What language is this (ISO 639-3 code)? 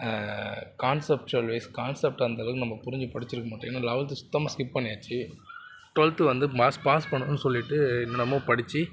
tam